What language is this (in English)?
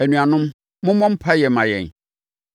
Akan